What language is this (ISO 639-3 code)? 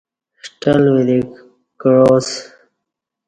bsh